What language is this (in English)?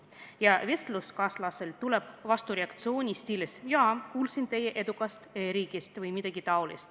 Estonian